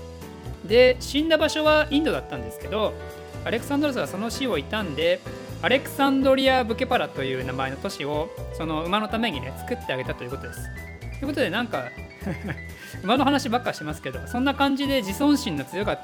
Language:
Japanese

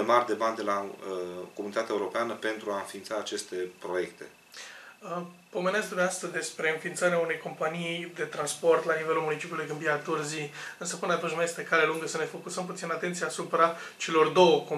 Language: Romanian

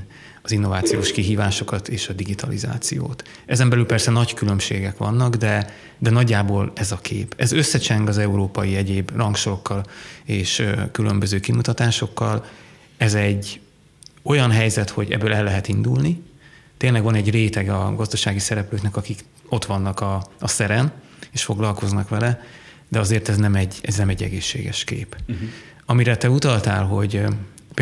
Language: Hungarian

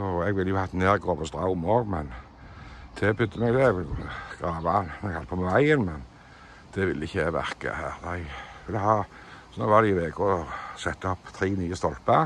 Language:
Norwegian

